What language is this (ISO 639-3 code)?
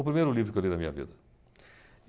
por